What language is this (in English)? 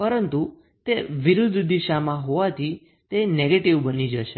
Gujarati